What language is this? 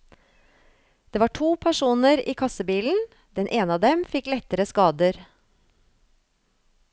Norwegian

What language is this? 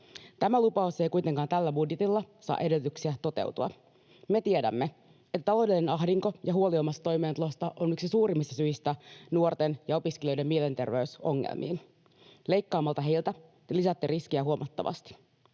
Finnish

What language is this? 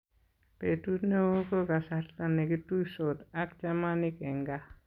Kalenjin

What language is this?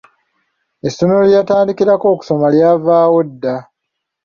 Ganda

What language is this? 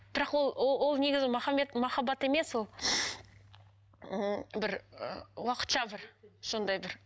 Kazakh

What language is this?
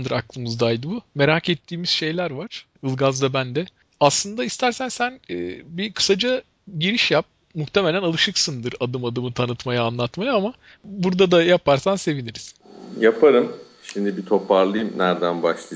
Turkish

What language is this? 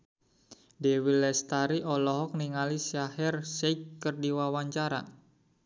Sundanese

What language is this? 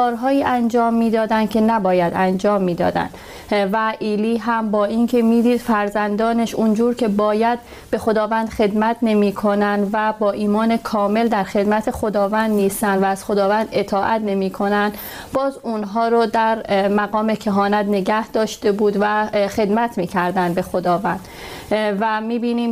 Persian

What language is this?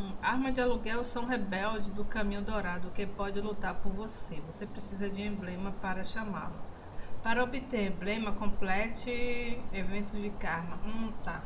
Portuguese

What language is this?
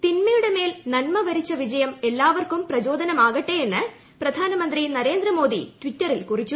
Malayalam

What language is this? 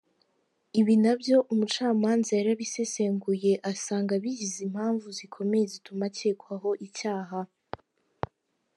Kinyarwanda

